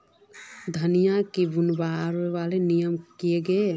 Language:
Magahi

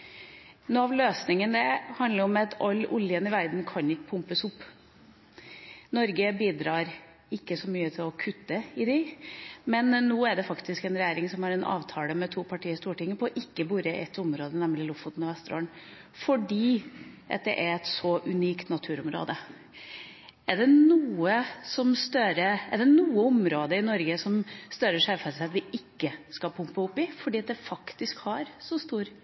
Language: Norwegian Bokmål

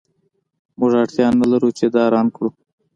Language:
Pashto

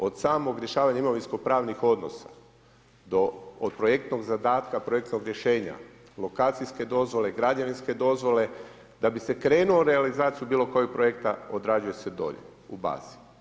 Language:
Croatian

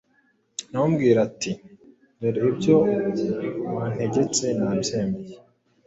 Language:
Kinyarwanda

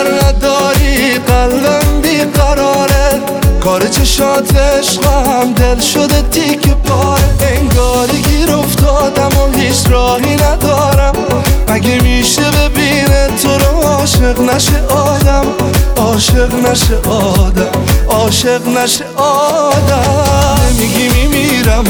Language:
Persian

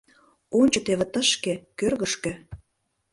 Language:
Mari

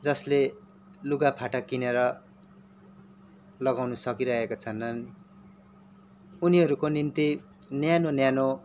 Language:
Nepali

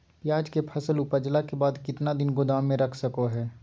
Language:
Magahi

